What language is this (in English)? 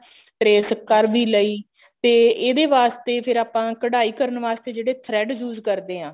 Punjabi